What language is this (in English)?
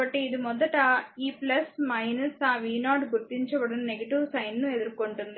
Telugu